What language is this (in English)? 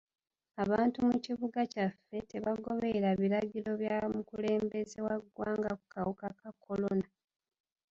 Ganda